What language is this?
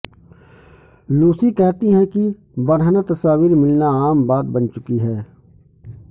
Urdu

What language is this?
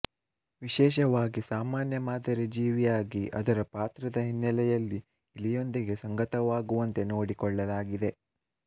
Kannada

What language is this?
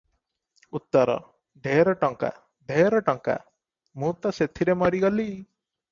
Odia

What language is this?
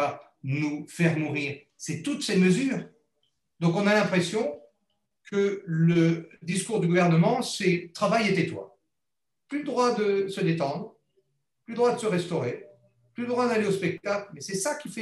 French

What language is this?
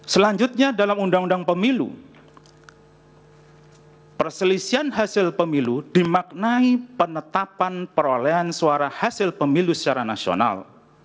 Indonesian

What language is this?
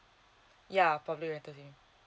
English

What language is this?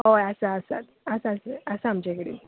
Konkani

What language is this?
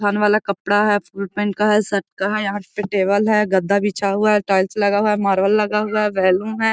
Magahi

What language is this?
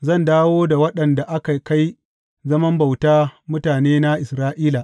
Hausa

